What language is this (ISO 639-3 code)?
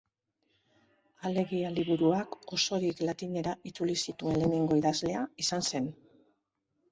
eus